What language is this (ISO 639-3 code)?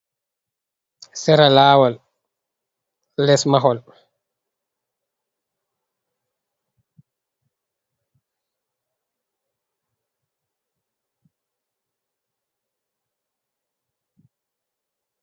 ful